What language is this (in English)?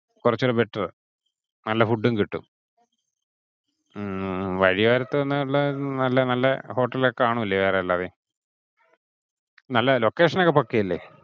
Malayalam